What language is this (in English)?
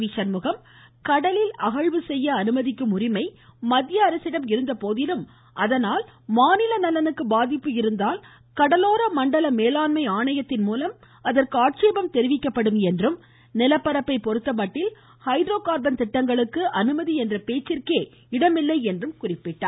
Tamil